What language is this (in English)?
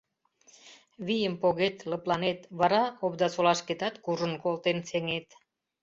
Mari